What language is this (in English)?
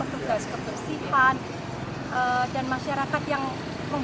Indonesian